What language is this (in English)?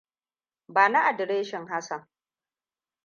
Hausa